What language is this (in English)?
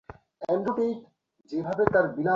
Bangla